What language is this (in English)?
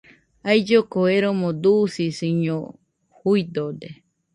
Nüpode Huitoto